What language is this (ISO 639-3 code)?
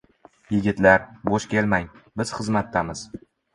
uzb